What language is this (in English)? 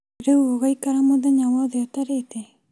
Kikuyu